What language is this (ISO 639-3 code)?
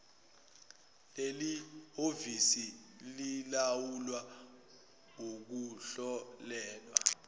zul